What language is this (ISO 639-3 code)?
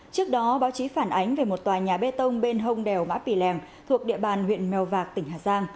vie